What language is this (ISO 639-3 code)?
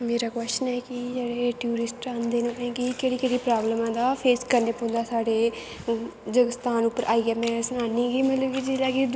doi